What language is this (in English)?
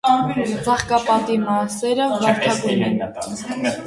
Armenian